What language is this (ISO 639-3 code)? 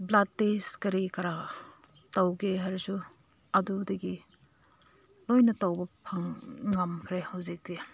mni